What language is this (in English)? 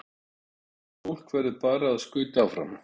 Icelandic